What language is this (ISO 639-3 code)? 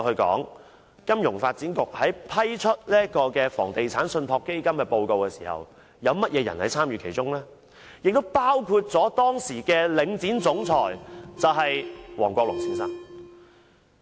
yue